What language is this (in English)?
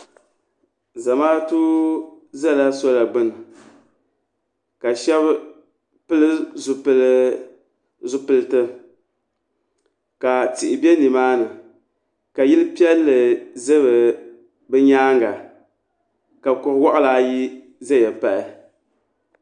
Dagbani